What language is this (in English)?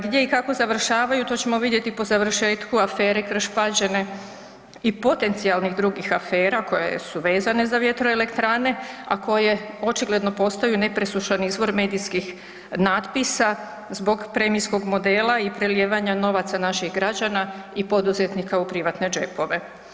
Croatian